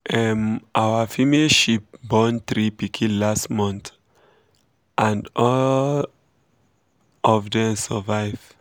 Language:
Nigerian Pidgin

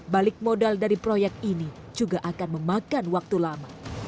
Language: Indonesian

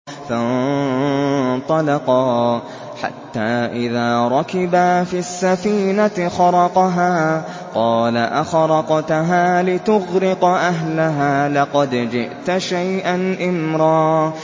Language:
Arabic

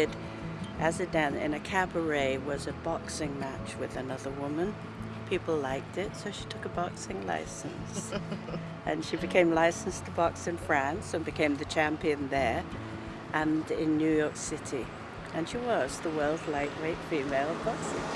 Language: English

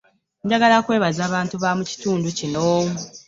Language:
Ganda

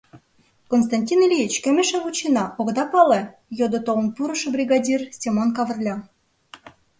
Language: Mari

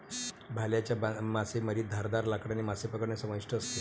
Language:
Marathi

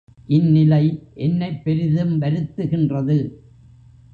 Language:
Tamil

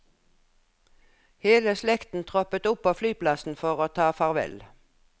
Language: Norwegian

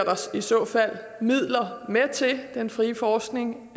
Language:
Danish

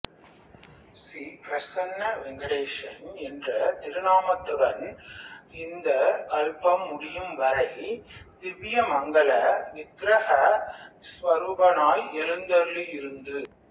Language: Tamil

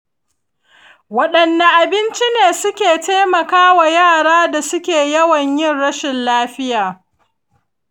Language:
Hausa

